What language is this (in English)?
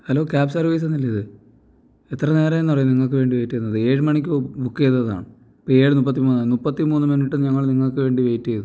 Malayalam